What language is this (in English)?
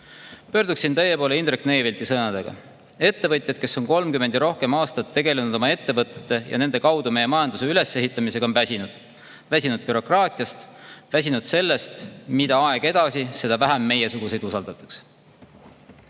Estonian